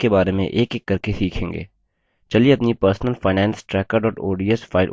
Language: Hindi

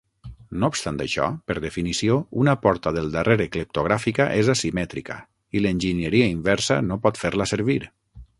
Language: Catalan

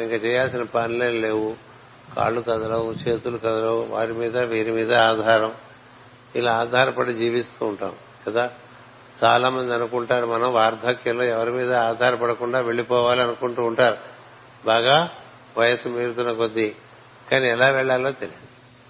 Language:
Telugu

